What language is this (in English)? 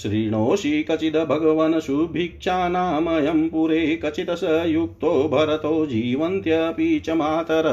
Hindi